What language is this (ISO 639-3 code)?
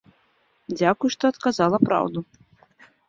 bel